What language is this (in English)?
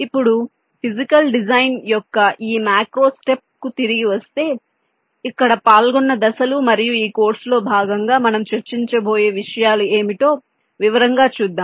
Telugu